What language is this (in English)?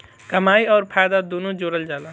Bhojpuri